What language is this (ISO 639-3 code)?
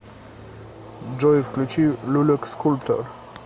rus